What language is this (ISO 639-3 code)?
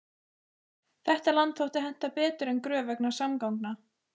isl